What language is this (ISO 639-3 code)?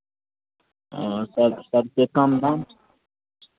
hin